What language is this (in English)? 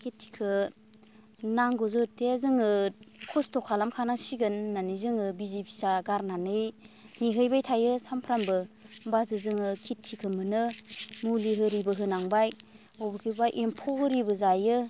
Bodo